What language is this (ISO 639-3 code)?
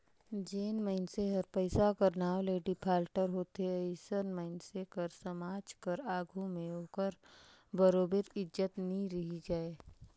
hne